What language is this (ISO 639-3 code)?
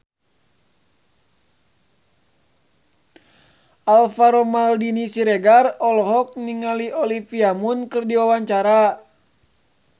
sun